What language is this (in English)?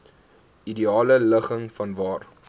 Afrikaans